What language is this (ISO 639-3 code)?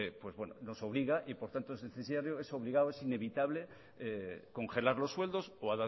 spa